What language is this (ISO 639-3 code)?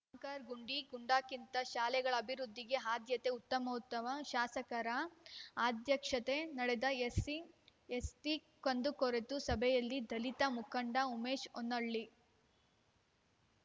kan